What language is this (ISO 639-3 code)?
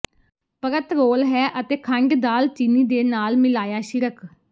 pan